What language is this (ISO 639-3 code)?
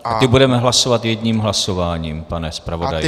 ces